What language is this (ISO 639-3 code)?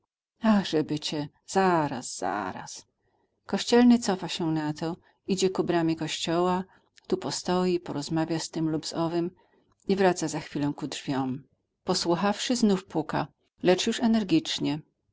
pol